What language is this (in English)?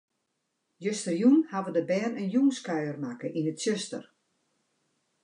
Western Frisian